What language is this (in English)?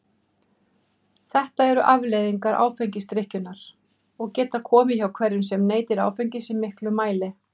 Icelandic